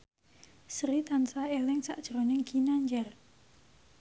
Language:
Javanese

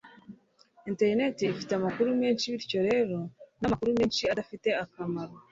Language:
Kinyarwanda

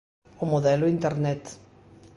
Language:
Galician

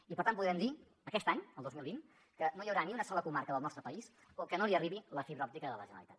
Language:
Catalan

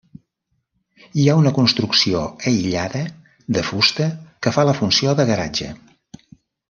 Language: Catalan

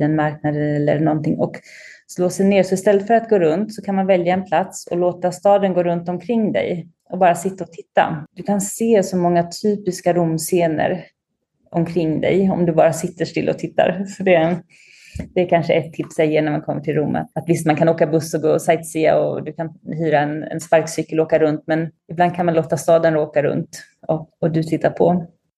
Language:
Swedish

